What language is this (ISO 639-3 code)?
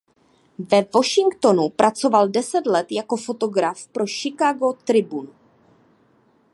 ces